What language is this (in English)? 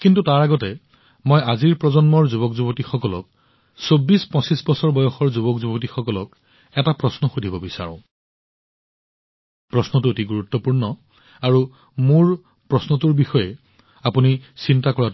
Assamese